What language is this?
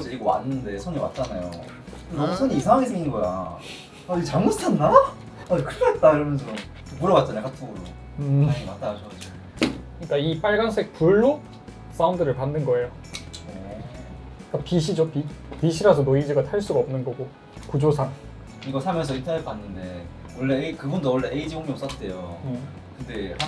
Korean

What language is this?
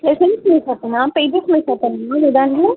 Telugu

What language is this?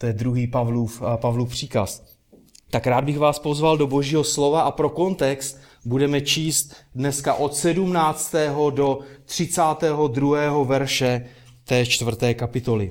Czech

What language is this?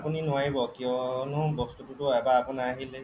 Assamese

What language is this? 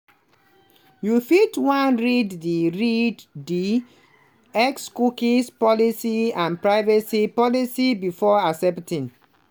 Nigerian Pidgin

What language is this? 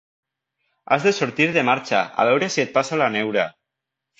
Catalan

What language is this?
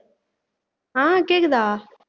Tamil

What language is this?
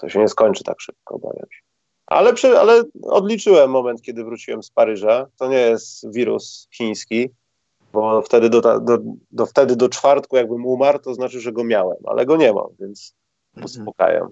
Polish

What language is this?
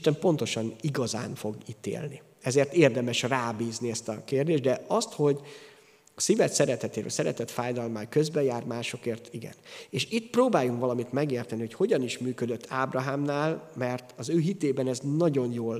Hungarian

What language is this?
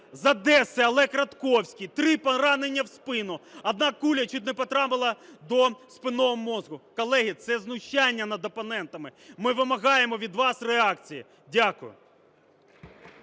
Ukrainian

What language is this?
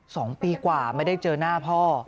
Thai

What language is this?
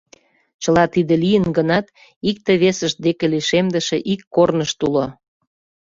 Mari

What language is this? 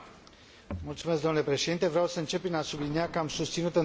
Romanian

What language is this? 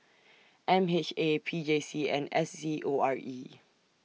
English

